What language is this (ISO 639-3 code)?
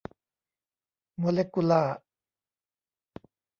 tha